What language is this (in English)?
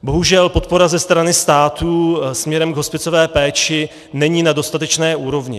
Czech